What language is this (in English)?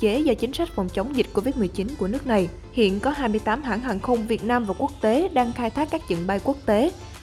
Vietnamese